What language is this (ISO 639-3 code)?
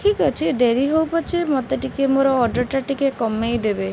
ori